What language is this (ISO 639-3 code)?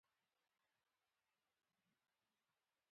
pus